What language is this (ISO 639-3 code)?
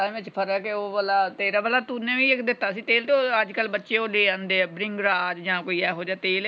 pan